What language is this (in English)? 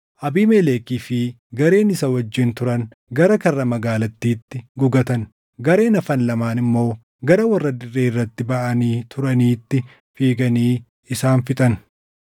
Oromo